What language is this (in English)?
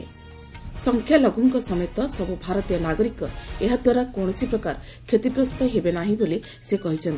Odia